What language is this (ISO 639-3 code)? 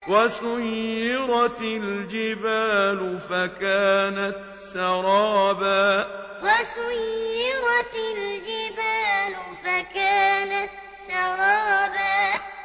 ara